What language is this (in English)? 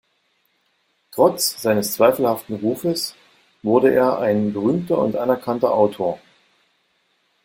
German